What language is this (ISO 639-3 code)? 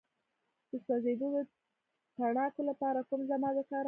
pus